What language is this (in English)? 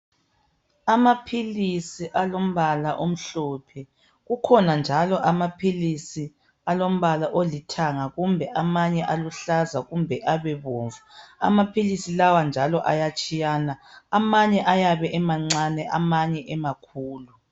North Ndebele